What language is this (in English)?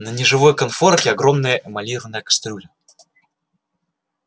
Russian